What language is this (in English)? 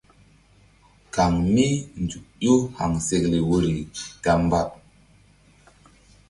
Mbum